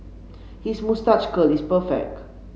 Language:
English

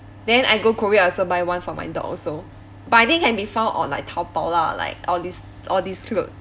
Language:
English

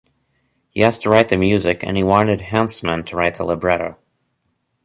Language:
English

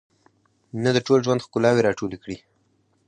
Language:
Pashto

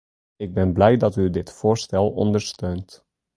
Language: Dutch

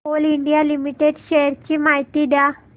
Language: Marathi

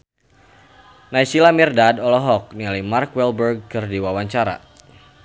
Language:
Sundanese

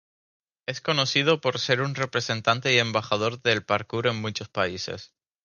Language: Spanish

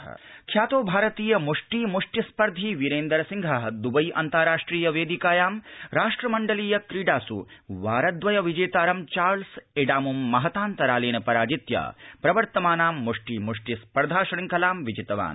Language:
Sanskrit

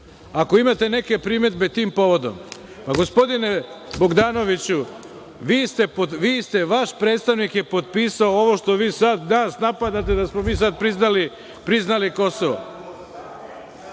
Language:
Serbian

